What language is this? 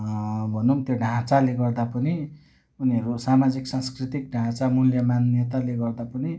Nepali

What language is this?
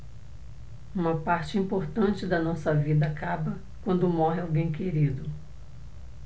Portuguese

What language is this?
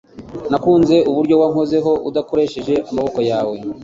Kinyarwanda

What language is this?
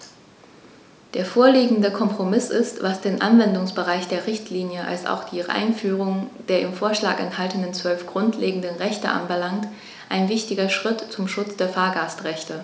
German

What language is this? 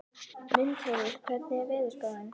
Icelandic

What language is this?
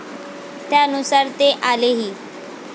Marathi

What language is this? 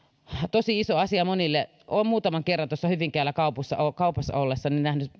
Finnish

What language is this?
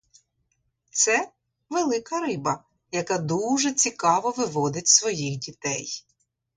Ukrainian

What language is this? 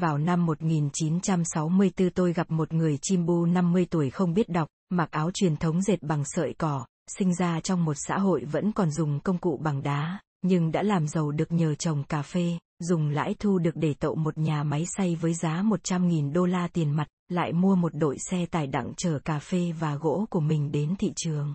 Vietnamese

